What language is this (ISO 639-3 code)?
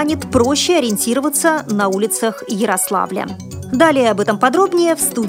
rus